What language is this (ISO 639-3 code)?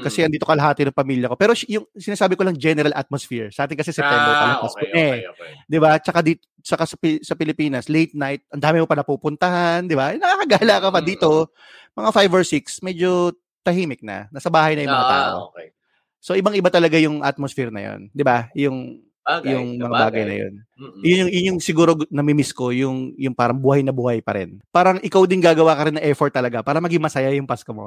fil